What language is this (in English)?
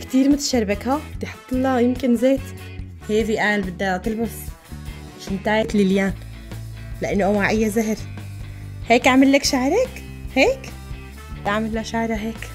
Arabic